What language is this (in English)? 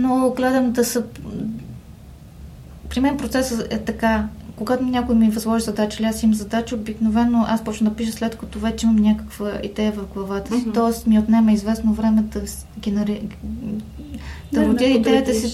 Bulgarian